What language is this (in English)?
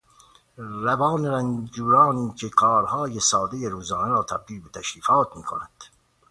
Persian